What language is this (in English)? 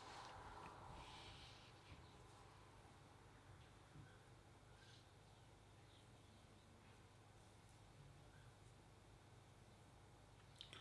English